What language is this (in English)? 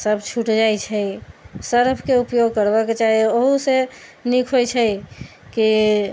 Maithili